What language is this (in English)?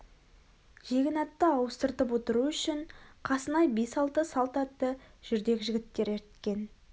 Kazakh